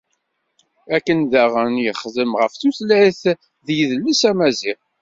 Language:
Kabyle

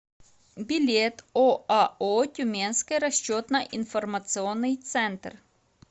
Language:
Russian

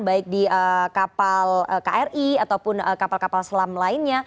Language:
Indonesian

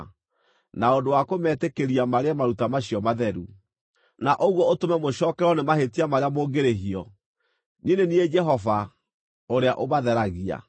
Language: Kikuyu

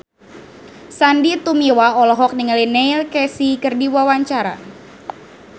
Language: Sundanese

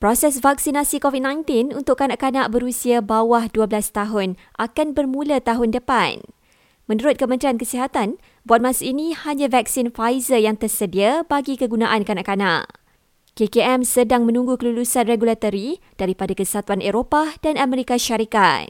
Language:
Malay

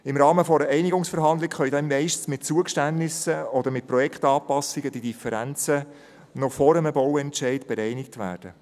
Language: Swiss German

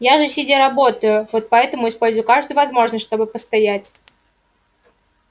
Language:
Russian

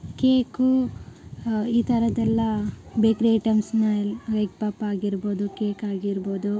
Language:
Kannada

